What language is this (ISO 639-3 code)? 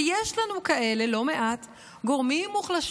heb